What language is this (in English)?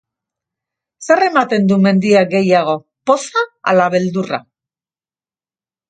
Basque